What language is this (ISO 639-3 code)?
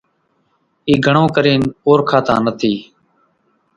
gjk